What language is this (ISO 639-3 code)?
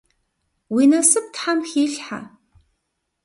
kbd